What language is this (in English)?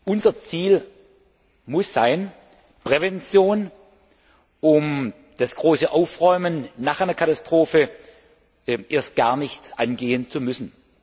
German